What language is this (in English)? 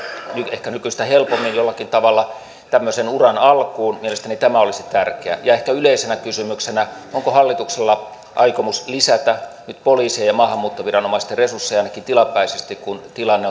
Finnish